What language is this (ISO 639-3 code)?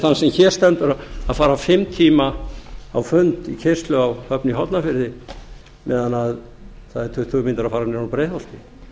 isl